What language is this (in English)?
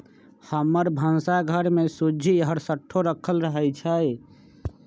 Magahi